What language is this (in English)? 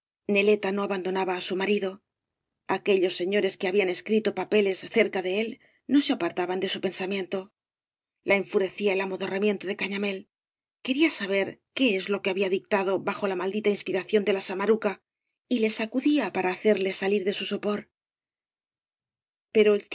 Spanish